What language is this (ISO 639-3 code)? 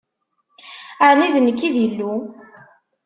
kab